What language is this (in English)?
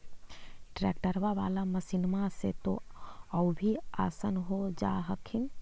Magahi